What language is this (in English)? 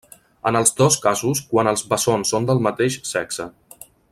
Catalan